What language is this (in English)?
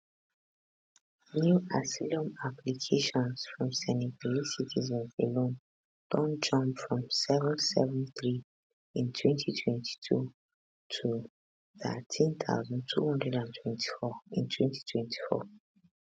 Nigerian Pidgin